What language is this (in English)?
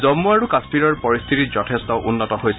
Assamese